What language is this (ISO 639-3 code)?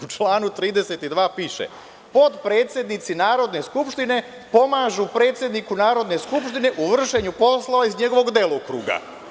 srp